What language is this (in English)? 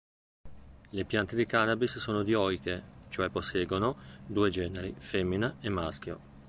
Italian